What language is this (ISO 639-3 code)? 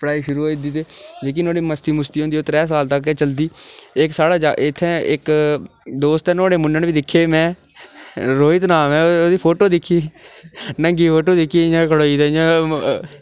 doi